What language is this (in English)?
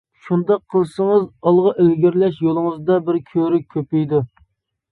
Uyghur